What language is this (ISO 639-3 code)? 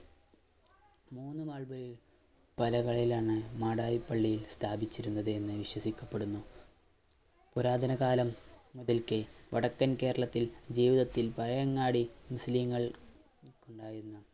mal